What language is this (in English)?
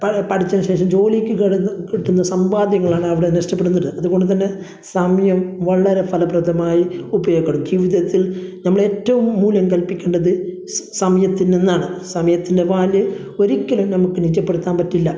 Malayalam